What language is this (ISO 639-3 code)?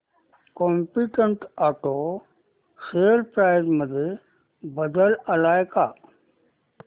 mar